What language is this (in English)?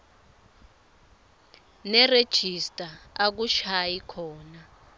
Swati